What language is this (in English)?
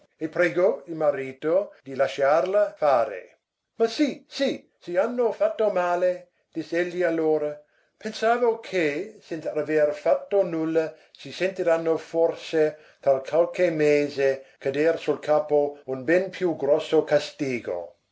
Italian